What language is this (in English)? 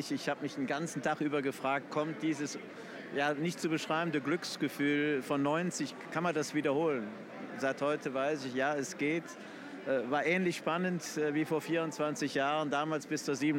German